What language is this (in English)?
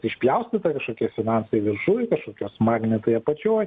Lithuanian